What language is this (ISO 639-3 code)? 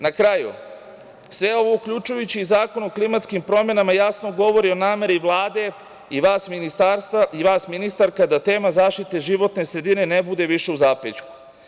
srp